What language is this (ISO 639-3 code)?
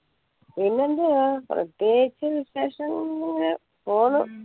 mal